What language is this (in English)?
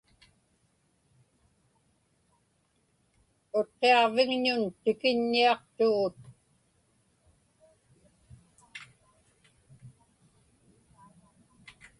Inupiaq